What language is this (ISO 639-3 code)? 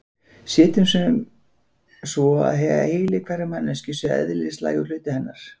isl